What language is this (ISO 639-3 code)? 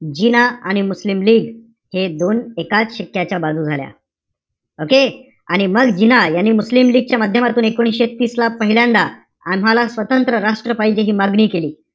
mar